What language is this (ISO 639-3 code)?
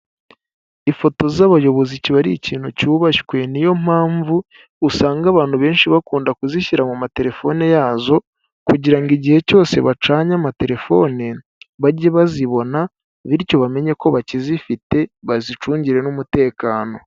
kin